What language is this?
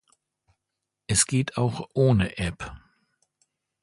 German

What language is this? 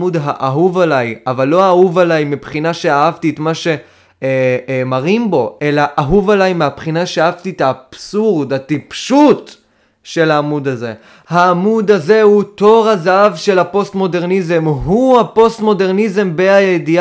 Hebrew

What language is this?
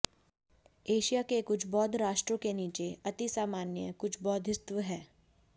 Hindi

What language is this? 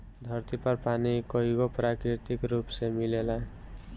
Bhojpuri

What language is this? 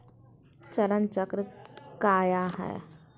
Magahi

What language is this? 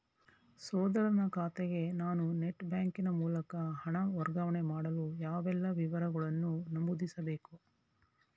Kannada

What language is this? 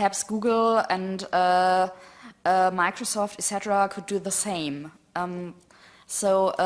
English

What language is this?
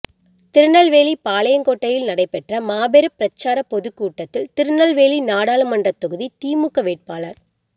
Tamil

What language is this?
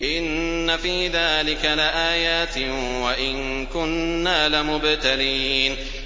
Arabic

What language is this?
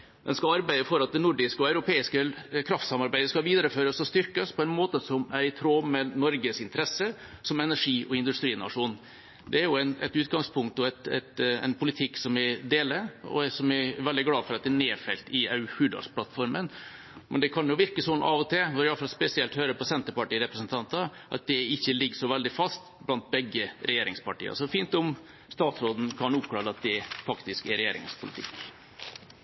Norwegian Bokmål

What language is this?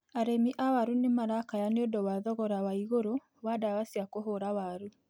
Kikuyu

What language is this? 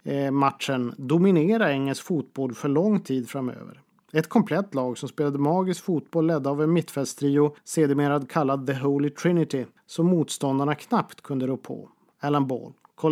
Swedish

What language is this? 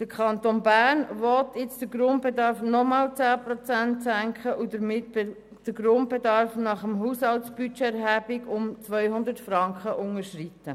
Swiss German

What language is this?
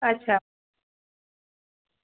Dogri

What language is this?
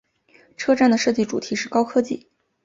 Chinese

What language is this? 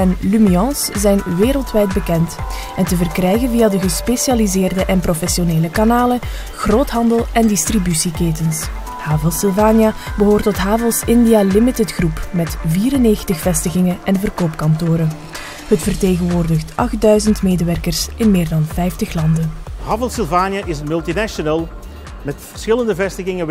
Dutch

